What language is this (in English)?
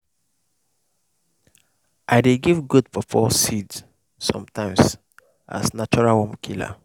Nigerian Pidgin